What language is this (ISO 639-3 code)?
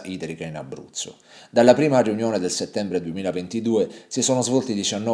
ita